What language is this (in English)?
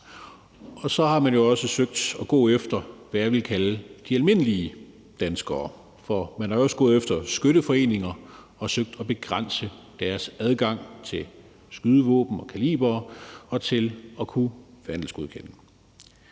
Danish